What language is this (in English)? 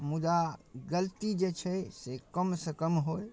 Maithili